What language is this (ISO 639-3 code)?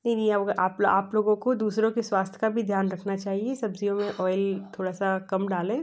hin